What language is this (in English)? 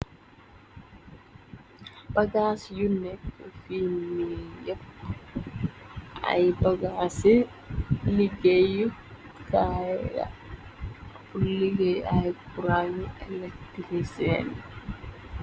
Wolof